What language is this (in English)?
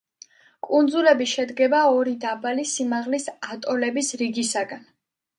Georgian